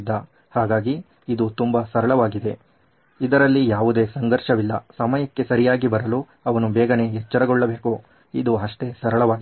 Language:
Kannada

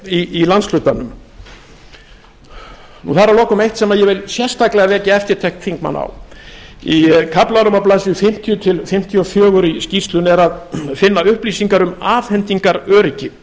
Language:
Icelandic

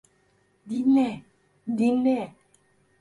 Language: Turkish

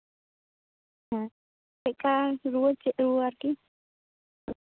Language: Santali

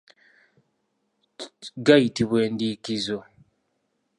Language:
Ganda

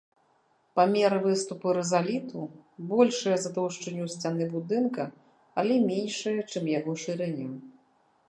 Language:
Belarusian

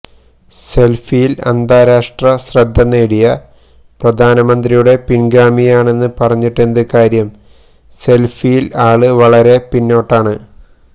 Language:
Malayalam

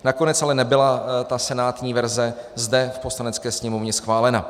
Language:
Czech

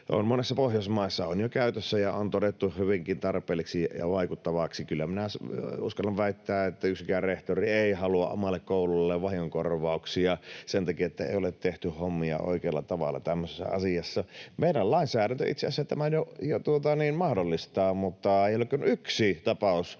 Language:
Finnish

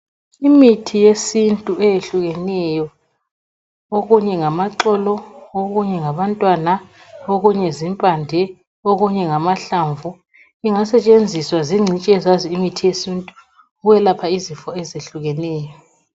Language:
North Ndebele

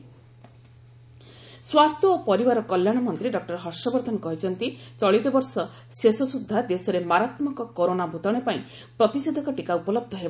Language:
Odia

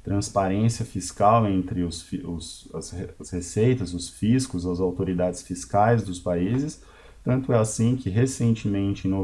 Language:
Portuguese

